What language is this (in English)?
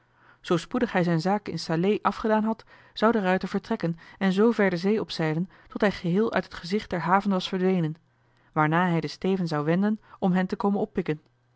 Dutch